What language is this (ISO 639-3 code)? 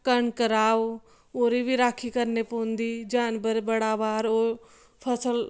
doi